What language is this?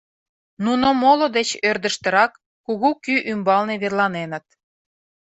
Mari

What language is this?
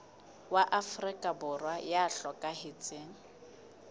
Southern Sotho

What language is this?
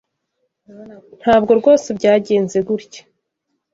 Kinyarwanda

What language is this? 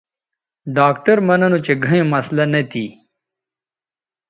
Bateri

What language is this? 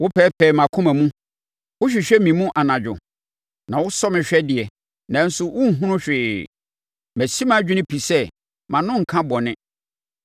Akan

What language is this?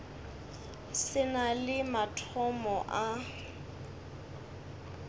Northern Sotho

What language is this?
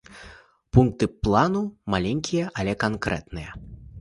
Belarusian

